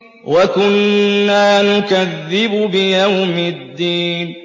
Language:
Arabic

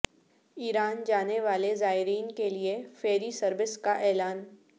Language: Urdu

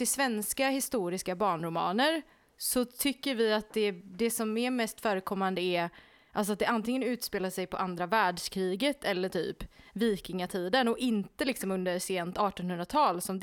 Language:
Swedish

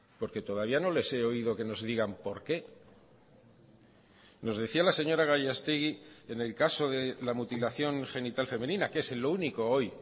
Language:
Spanish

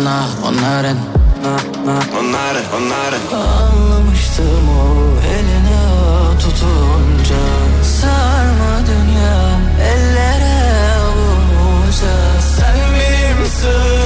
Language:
Turkish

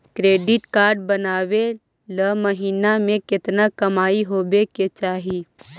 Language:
Magahi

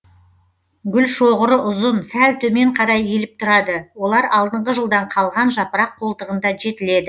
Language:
Kazakh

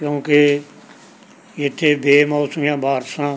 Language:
Punjabi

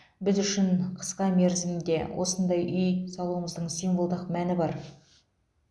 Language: Kazakh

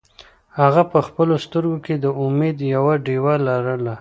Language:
Pashto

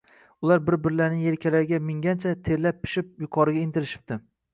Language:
Uzbek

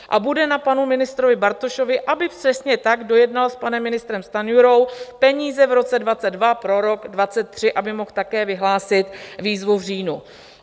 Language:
Czech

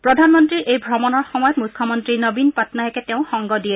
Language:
Assamese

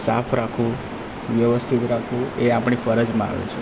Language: Gujarati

